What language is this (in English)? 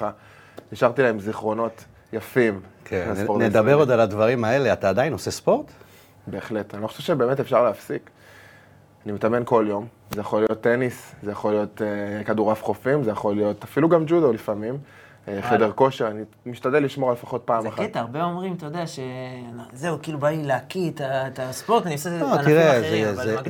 Hebrew